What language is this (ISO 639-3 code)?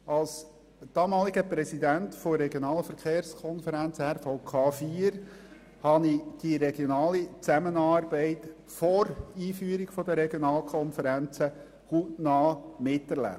gsw